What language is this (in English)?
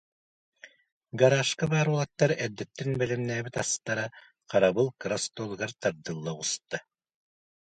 Yakut